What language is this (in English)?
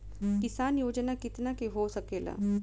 Bhojpuri